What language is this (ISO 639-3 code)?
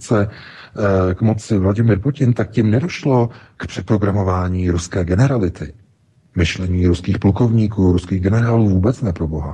ces